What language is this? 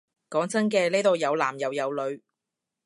Cantonese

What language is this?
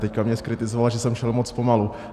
Czech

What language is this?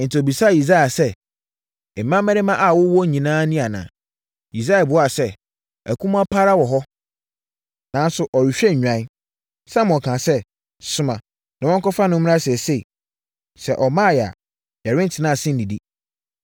Akan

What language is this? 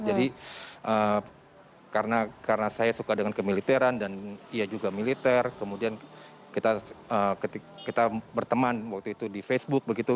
Indonesian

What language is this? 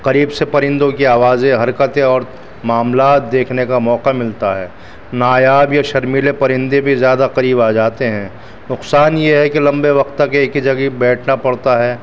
Urdu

